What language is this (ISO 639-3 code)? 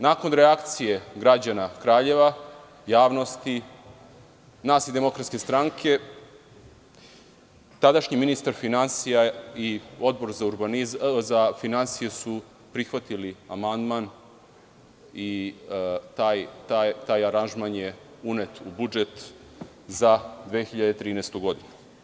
srp